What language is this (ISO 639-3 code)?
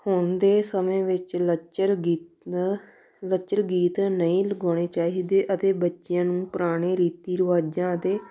pan